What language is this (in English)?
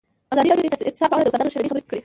Pashto